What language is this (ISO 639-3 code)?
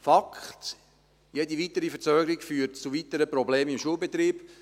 gsw